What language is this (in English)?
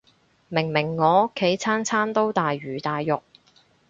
Cantonese